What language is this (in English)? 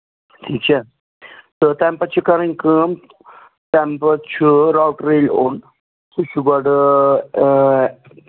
Kashmiri